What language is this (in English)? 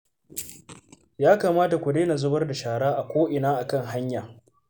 Hausa